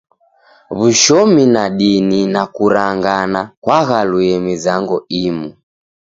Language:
Taita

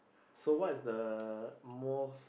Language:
English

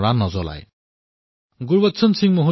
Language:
Assamese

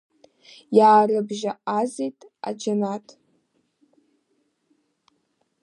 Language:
Abkhazian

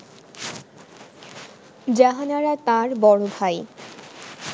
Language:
Bangla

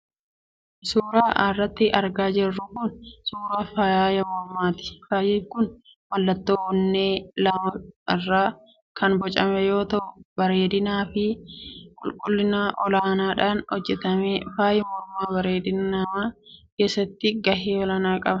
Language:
Oromo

